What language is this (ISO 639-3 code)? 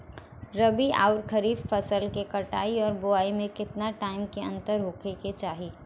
bho